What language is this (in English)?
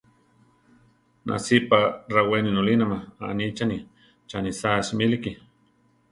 Central Tarahumara